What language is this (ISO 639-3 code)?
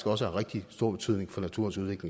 dan